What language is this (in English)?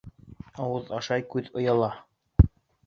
Bashkir